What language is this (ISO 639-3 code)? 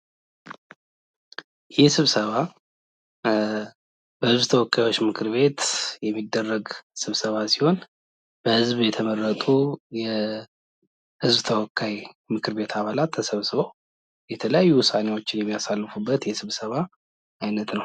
amh